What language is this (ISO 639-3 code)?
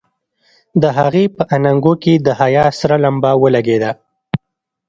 pus